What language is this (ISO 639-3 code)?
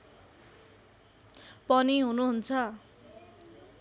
nep